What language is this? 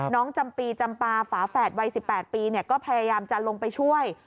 Thai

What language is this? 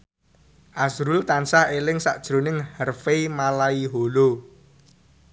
Javanese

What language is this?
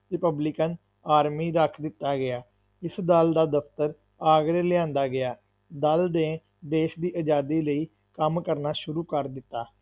Punjabi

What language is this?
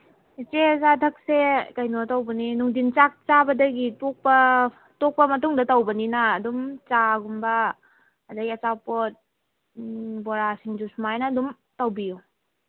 Manipuri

